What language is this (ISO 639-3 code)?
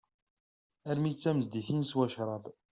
kab